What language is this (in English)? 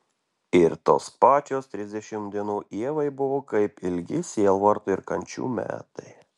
Lithuanian